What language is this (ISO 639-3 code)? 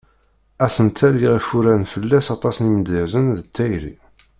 kab